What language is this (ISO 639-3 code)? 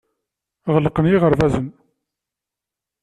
kab